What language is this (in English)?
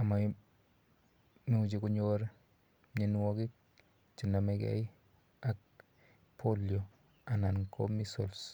Kalenjin